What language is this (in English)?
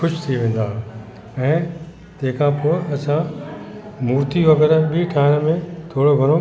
Sindhi